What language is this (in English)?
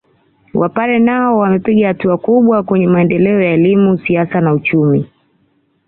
Swahili